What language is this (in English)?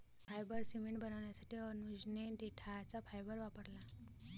Marathi